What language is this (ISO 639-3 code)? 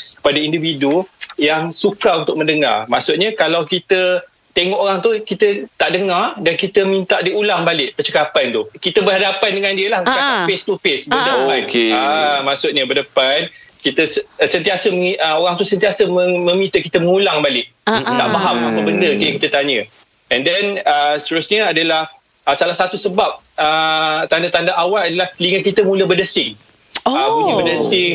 msa